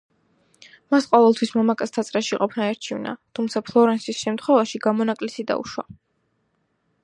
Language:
Georgian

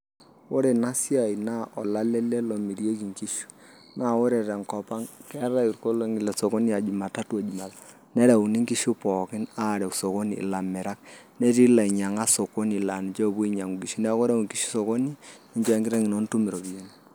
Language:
Masai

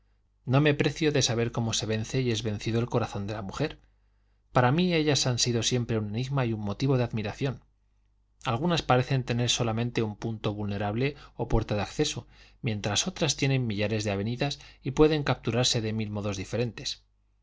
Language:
Spanish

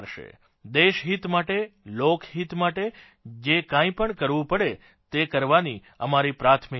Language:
Gujarati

